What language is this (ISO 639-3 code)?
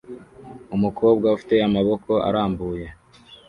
kin